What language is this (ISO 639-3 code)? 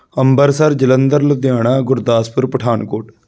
pan